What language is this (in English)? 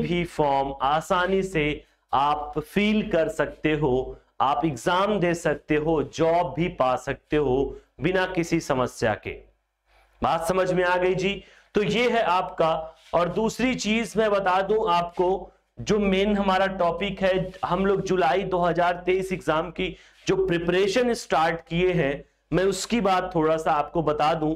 Hindi